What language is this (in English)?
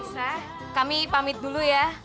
Indonesian